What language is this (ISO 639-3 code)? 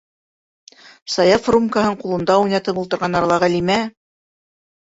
bak